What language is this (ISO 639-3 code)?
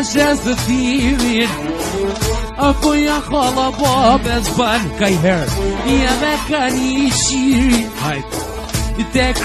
ron